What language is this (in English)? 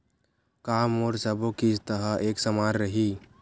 Chhattisgarhi